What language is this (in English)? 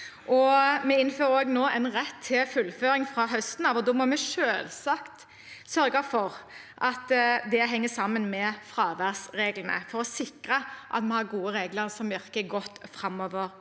Norwegian